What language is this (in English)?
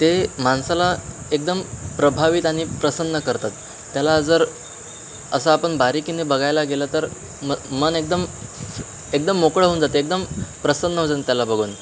Marathi